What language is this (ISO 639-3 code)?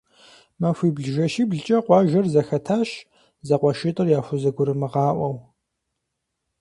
kbd